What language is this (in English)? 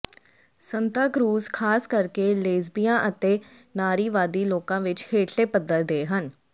Punjabi